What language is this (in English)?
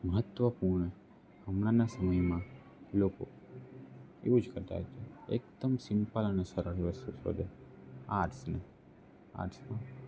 Gujarati